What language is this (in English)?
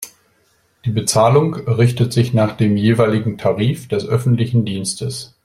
German